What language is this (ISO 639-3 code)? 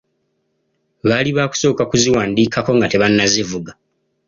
lug